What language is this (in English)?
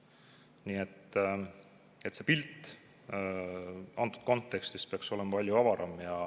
Estonian